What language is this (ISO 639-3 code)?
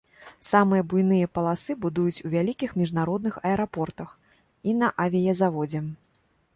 bel